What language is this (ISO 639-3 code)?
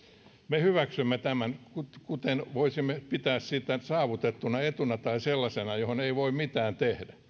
fin